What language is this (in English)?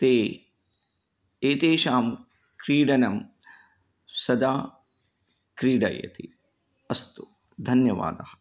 Sanskrit